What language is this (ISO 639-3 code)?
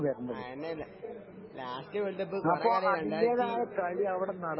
mal